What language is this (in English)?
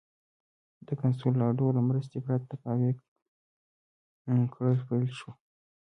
Pashto